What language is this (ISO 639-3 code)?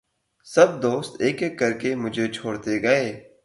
urd